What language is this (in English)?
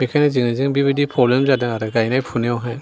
Bodo